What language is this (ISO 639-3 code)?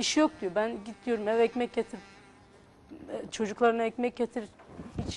tur